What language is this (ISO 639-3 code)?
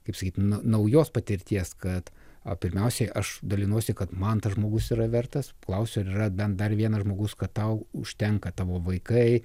lit